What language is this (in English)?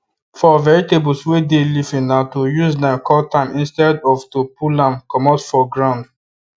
Nigerian Pidgin